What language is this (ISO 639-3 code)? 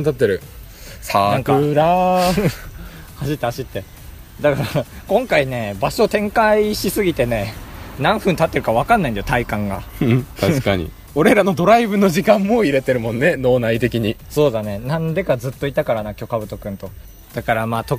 jpn